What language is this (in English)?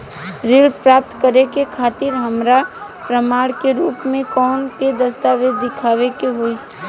Bhojpuri